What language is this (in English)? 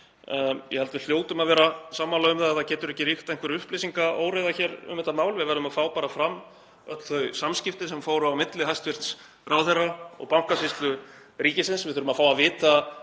Icelandic